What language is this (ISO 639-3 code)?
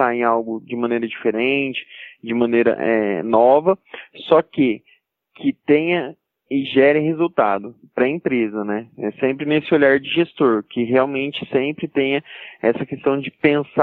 por